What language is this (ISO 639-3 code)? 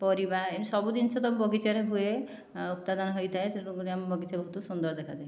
ori